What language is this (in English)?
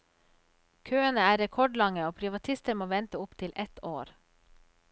Norwegian